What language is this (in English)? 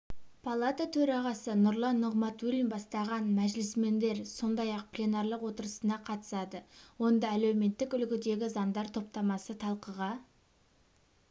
Kazakh